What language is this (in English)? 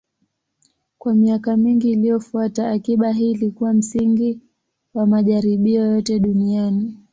Swahili